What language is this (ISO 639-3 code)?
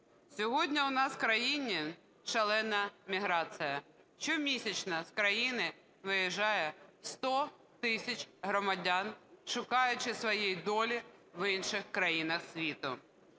ukr